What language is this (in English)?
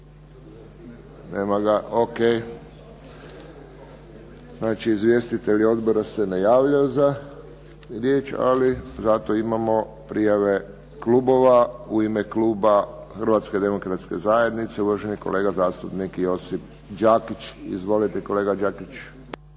Croatian